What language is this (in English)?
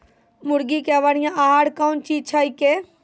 Maithili